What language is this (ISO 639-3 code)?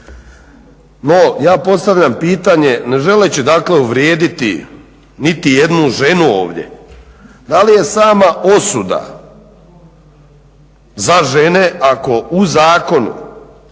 hrv